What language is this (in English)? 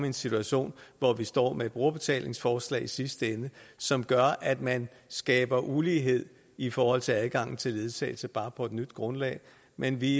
Danish